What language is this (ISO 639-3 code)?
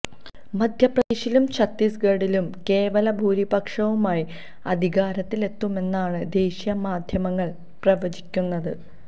mal